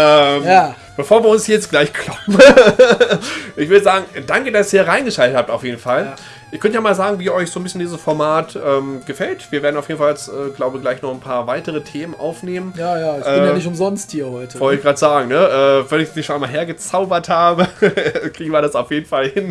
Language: German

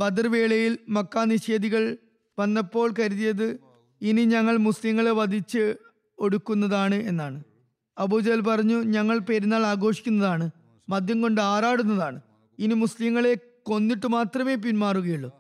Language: Malayalam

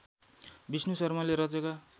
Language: Nepali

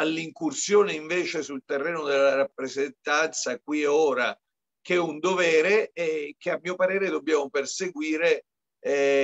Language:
Italian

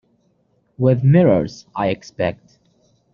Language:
English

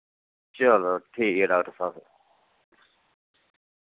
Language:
Dogri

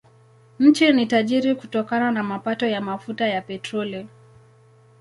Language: Swahili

